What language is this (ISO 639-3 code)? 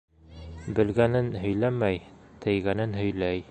bak